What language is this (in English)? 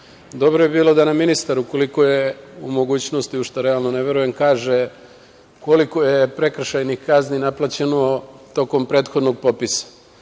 Serbian